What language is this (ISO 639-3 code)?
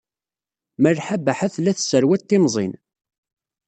kab